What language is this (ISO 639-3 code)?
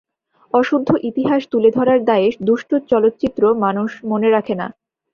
ben